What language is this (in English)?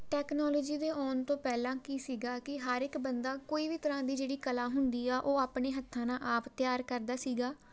Punjabi